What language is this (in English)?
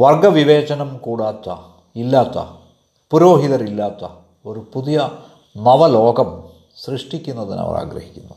Malayalam